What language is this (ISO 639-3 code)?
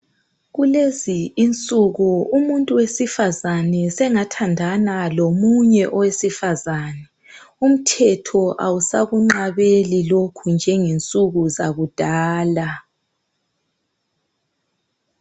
nde